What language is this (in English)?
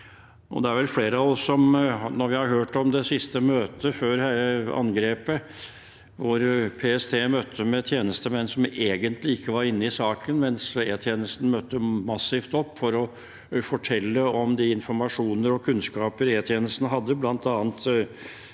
Norwegian